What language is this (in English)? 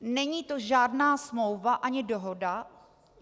Czech